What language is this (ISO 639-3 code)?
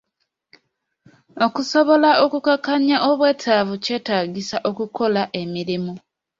lug